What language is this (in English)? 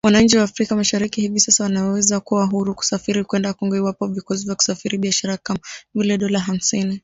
Swahili